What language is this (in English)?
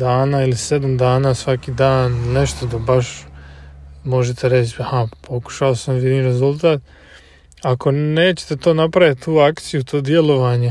Croatian